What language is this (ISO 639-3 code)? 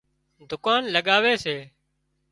kxp